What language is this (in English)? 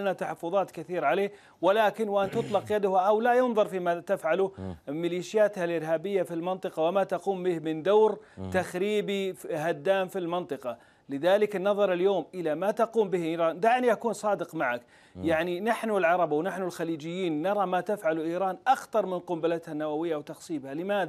Arabic